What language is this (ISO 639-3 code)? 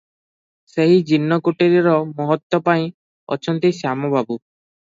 ori